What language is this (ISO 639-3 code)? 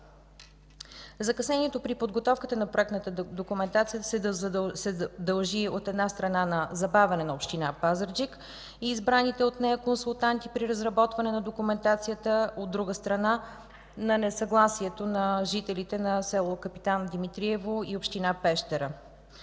bul